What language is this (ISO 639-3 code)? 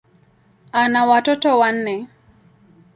swa